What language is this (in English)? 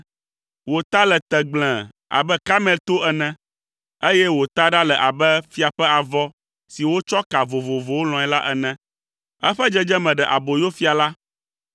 Ewe